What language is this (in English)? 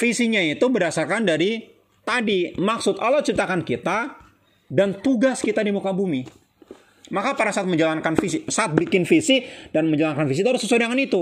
Indonesian